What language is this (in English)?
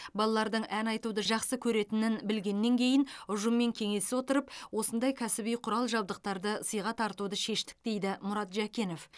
Kazakh